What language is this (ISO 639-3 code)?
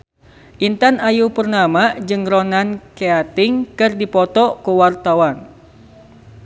sun